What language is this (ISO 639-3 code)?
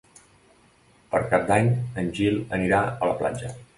cat